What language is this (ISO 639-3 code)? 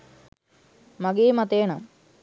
sin